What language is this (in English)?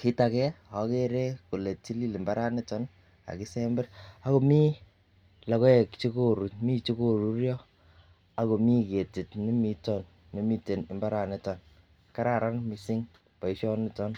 Kalenjin